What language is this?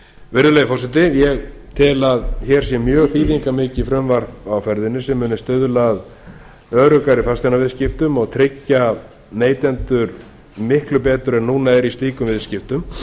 Icelandic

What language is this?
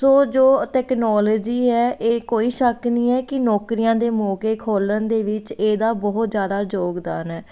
Punjabi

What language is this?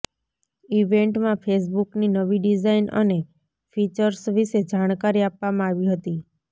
Gujarati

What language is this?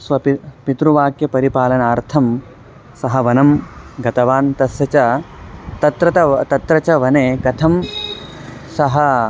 Sanskrit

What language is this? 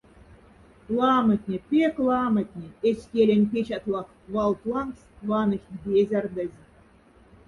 Moksha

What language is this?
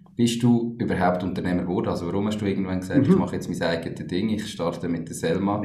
German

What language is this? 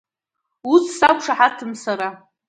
Abkhazian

